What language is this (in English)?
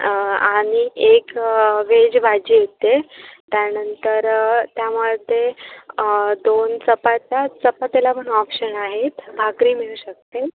Marathi